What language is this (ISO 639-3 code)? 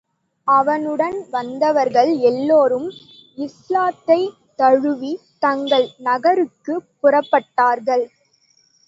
tam